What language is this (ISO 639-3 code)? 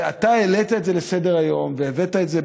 heb